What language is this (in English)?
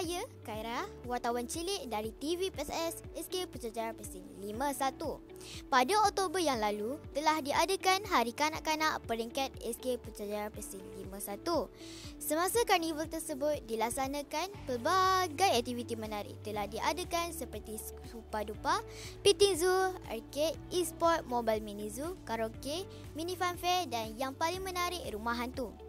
Malay